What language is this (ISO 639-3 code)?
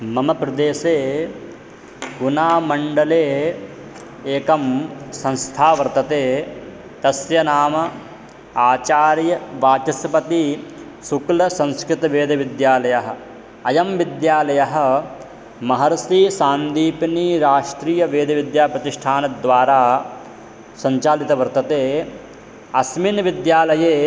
san